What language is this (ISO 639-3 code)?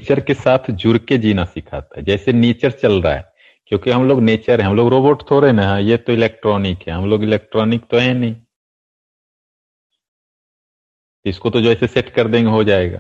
hin